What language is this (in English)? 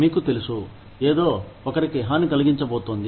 Telugu